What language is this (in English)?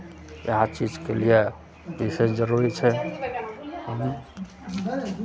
Maithili